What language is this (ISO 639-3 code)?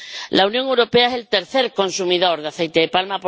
spa